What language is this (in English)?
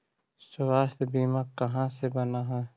Magahi